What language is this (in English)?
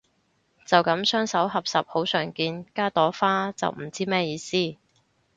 Cantonese